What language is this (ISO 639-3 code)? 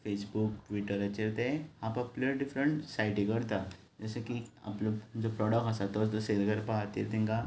kok